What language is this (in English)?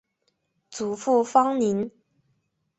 Chinese